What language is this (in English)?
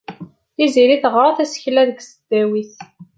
Kabyle